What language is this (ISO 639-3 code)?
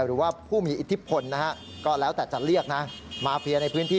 tha